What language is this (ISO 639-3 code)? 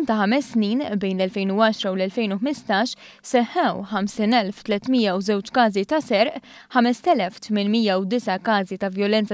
ita